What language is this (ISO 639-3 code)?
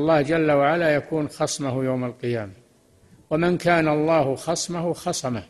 ara